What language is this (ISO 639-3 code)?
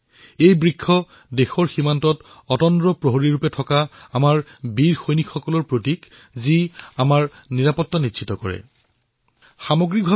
asm